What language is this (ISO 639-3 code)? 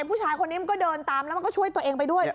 tha